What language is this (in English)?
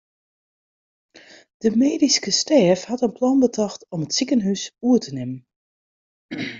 Western Frisian